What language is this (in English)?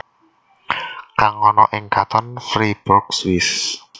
Javanese